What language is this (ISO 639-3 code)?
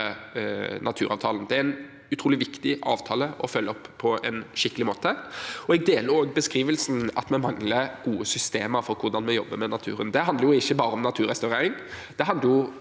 nor